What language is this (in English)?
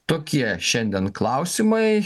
Lithuanian